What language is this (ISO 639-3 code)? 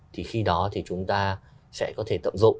vie